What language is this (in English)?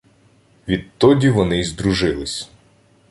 Ukrainian